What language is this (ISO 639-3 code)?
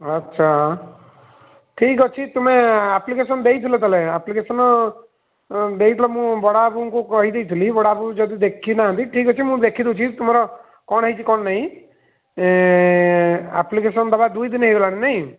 ori